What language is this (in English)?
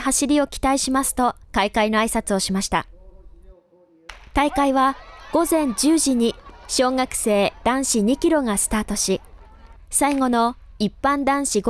Japanese